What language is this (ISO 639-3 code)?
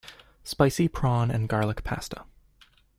eng